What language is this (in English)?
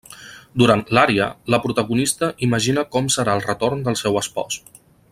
Catalan